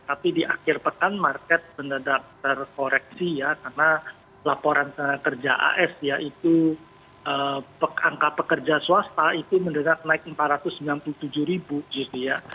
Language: Indonesian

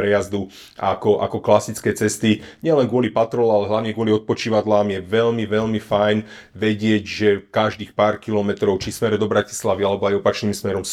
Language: Slovak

